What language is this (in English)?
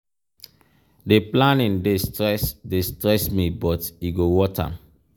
Nigerian Pidgin